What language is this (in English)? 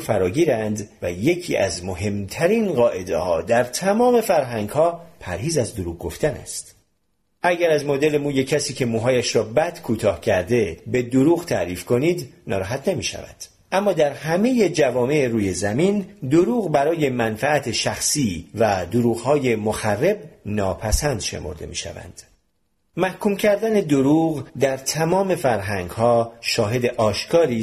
Persian